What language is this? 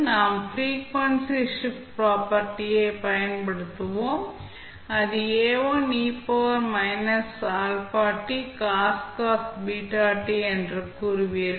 Tamil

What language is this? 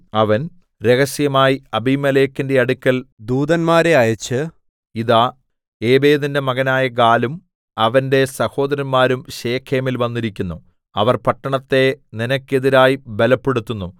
Malayalam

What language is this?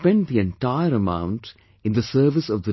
English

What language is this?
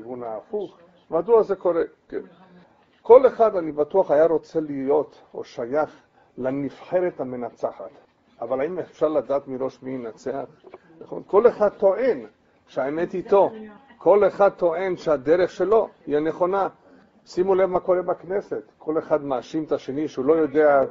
Hebrew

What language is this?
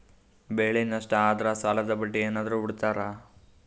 Kannada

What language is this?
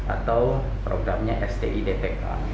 Indonesian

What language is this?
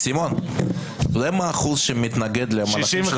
Hebrew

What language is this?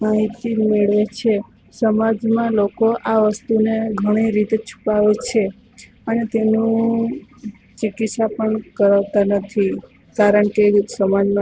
Gujarati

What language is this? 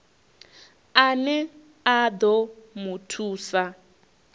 Venda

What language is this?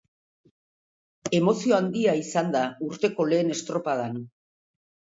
Basque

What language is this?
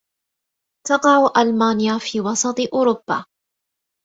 Arabic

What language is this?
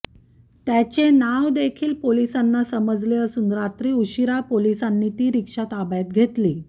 Marathi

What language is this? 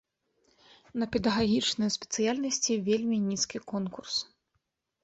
Belarusian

